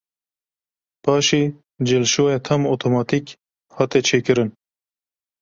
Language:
Kurdish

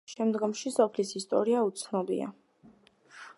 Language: Georgian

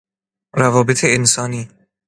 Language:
Persian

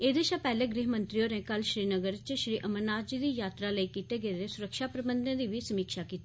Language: Dogri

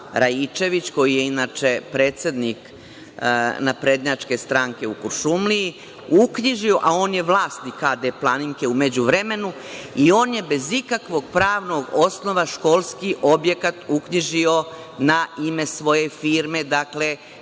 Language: Serbian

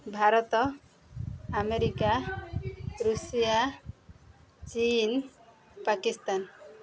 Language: Odia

